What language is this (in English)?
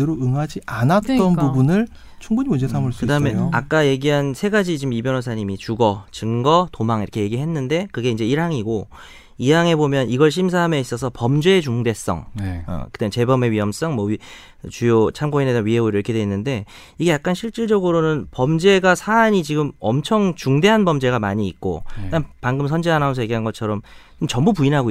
Korean